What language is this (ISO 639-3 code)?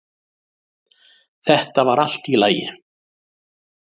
isl